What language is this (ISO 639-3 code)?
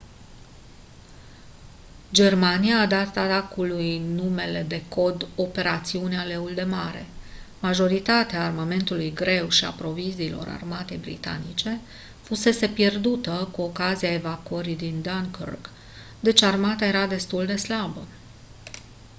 ron